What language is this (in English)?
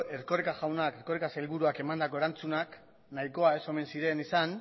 Basque